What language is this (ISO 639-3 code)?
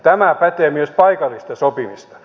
fin